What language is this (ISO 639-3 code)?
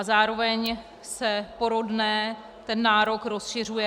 ces